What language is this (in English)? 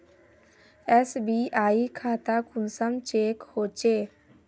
Magahi